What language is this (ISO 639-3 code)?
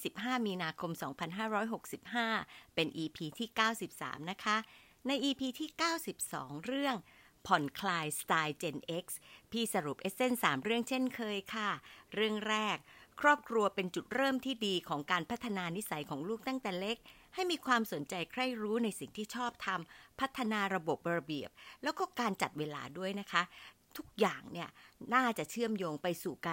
tha